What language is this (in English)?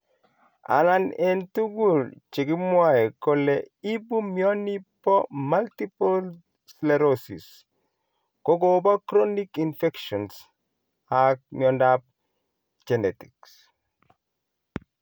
Kalenjin